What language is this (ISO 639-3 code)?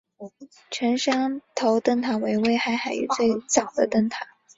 zho